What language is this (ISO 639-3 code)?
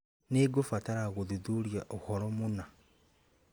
kik